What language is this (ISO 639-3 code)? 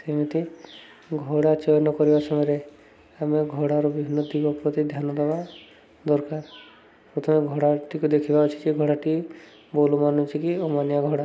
ori